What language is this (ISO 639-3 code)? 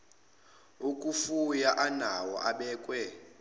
zul